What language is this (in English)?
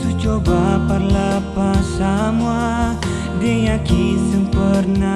Indonesian